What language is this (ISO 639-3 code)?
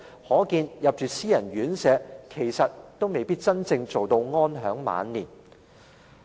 yue